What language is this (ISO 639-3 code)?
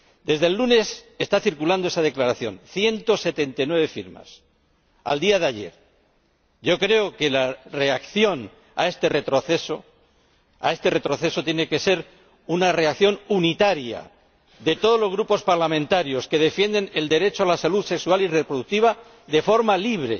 spa